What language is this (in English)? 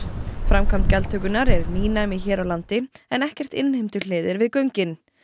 Icelandic